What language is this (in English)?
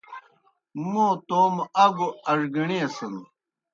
Kohistani Shina